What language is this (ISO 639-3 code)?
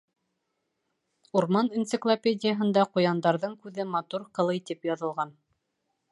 bak